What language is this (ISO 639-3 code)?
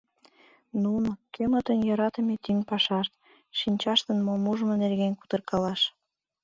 chm